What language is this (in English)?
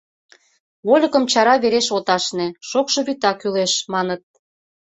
Mari